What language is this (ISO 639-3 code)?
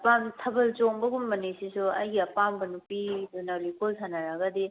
mni